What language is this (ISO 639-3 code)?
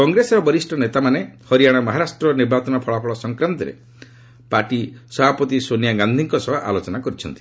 ori